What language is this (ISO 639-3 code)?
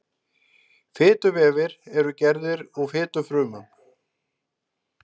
isl